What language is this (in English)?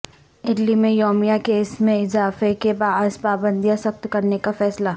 Urdu